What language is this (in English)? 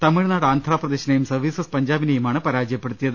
Malayalam